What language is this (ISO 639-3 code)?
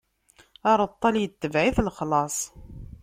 kab